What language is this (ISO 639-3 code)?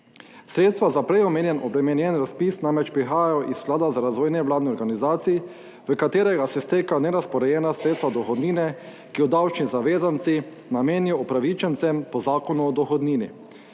slv